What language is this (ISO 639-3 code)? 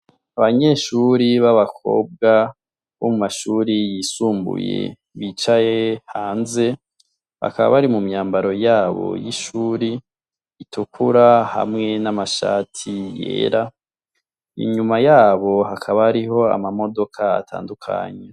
run